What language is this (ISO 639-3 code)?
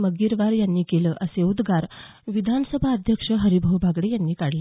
mar